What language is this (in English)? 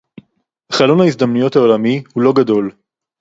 Hebrew